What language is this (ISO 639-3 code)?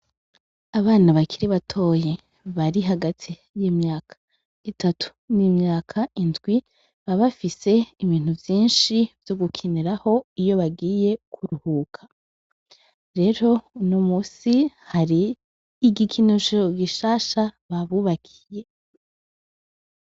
run